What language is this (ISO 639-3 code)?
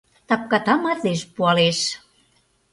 chm